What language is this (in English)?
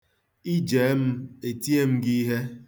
Igbo